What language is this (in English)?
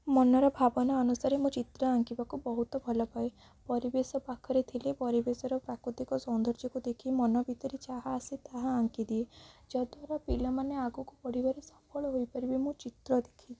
Odia